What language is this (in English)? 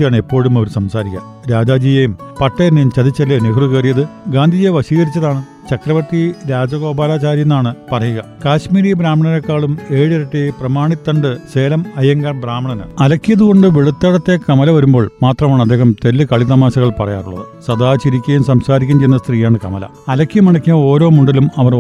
Malayalam